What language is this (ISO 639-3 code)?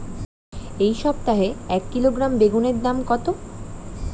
ben